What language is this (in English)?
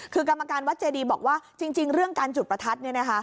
Thai